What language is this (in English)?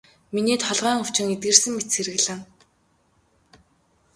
Mongolian